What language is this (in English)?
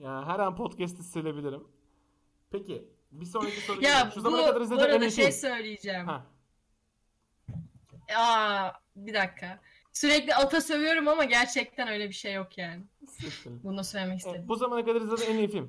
Turkish